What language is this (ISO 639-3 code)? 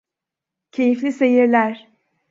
tur